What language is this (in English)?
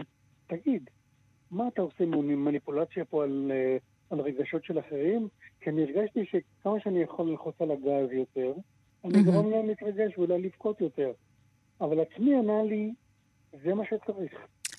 Hebrew